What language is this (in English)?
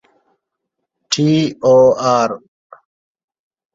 Divehi